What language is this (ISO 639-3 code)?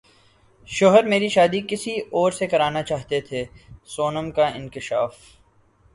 urd